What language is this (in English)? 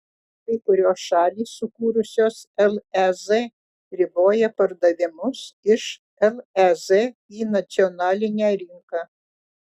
Lithuanian